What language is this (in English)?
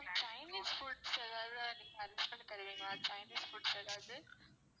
Tamil